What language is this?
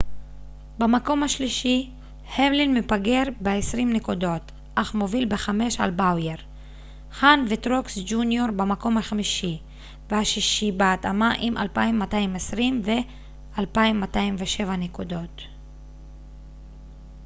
Hebrew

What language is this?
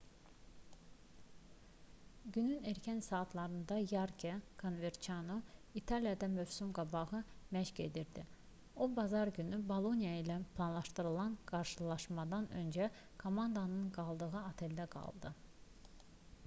Azerbaijani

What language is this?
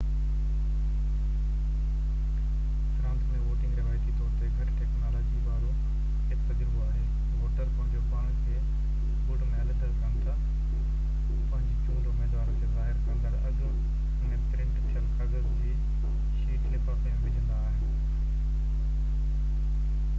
Sindhi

